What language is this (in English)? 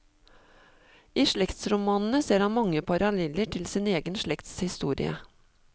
Norwegian